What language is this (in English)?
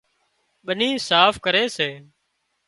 Wadiyara Koli